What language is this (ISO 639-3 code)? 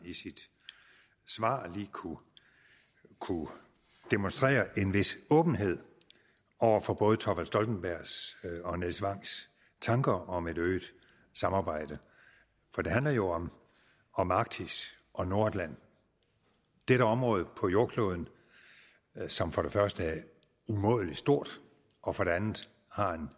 dan